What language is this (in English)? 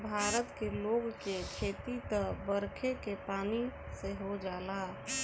Bhojpuri